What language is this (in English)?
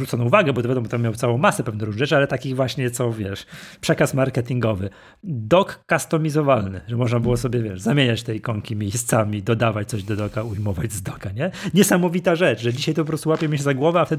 Polish